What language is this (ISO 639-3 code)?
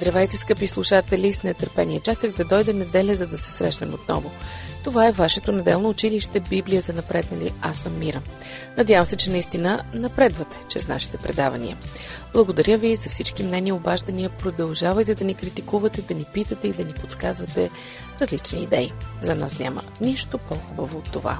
bul